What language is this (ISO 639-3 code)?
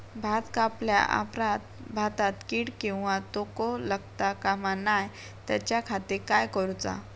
mar